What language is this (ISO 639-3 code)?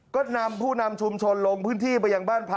tha